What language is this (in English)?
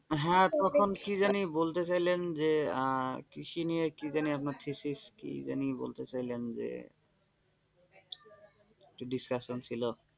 Bangla